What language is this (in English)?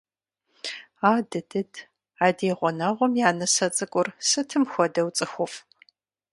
Kabardian